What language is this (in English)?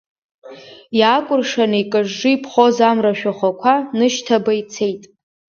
Abkhazian